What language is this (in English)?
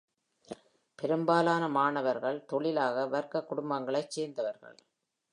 Tamil